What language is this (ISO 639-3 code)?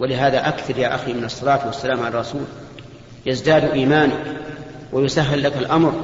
ara